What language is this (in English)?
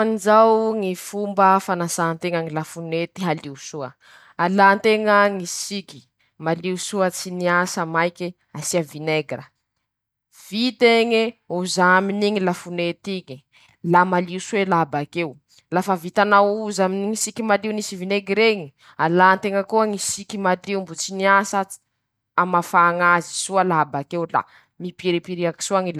Masikoro Malagasy